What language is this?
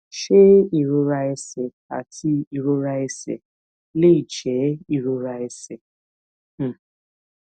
Yoruba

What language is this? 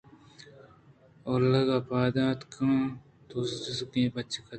Eastern Balochi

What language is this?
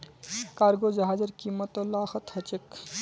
Magahi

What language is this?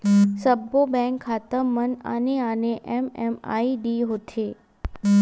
Chhattisgarhi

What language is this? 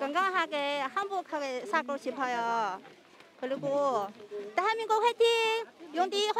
Korean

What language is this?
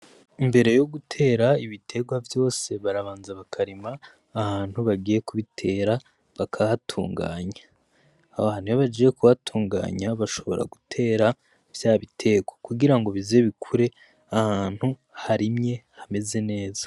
Rundi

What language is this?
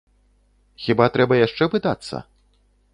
Belarusian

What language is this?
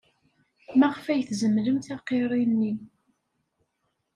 Kabyle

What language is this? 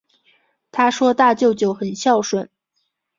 Chinese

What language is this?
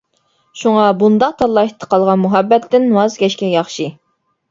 Uyghur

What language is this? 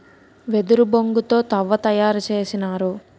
Telugu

